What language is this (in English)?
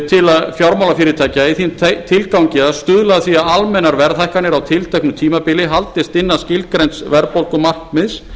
Icelandic